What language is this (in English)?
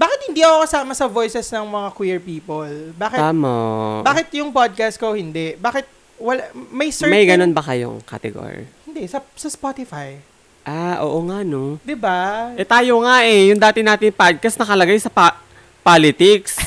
Filipino